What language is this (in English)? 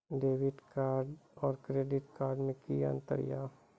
Maithili